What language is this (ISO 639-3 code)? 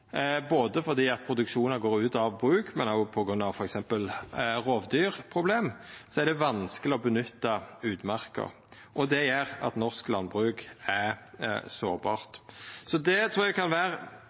nno